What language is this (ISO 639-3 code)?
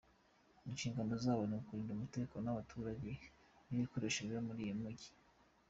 kin